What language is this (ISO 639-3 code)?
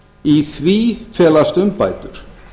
isl